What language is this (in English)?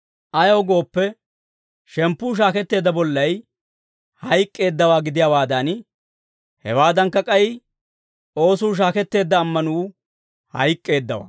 Dawro